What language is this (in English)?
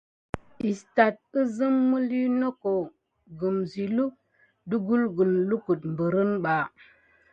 Gidar